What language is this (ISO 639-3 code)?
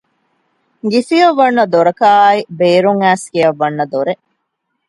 div